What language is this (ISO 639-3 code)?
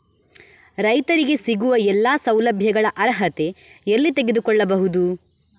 kan